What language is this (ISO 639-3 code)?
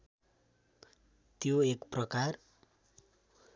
nep